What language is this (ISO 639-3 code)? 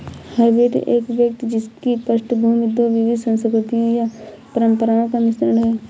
hin